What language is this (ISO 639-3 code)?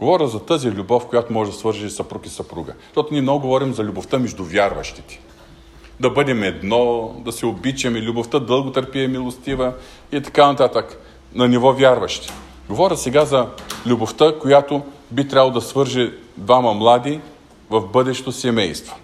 bul